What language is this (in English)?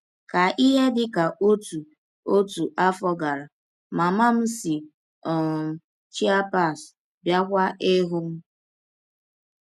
Igbo